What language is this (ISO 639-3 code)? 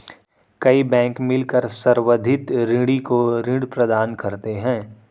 hin